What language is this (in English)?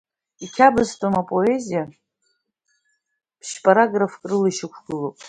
Abkhazian